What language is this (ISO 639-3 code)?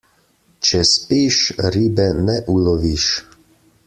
slv